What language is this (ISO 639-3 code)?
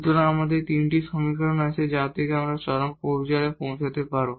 ben